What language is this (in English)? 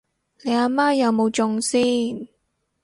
Cantonese